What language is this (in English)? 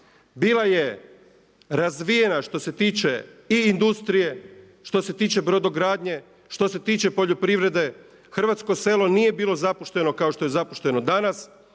Croatian